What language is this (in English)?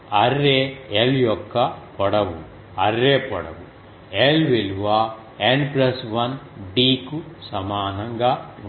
Telugu